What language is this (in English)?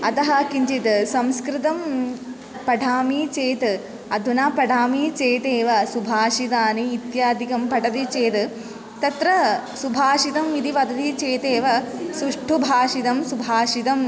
Sanskrit